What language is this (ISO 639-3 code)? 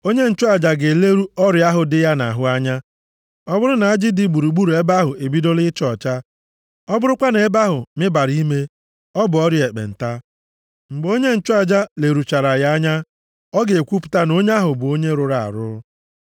ibo